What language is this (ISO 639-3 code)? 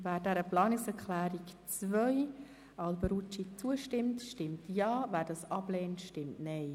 gsw